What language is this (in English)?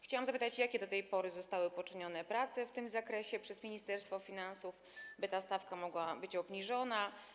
Polish